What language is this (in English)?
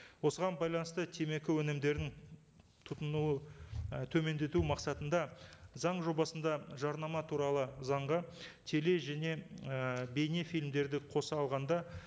Kazakh